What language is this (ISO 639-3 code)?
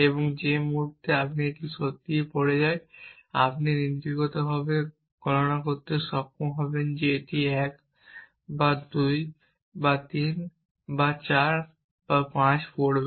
ben